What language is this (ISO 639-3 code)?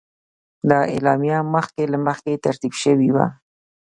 pus